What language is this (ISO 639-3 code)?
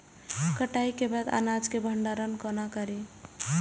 mai